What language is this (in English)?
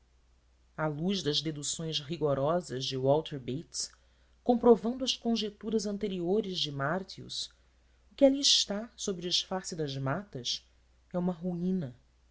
Portuguese